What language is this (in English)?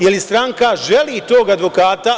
Serbian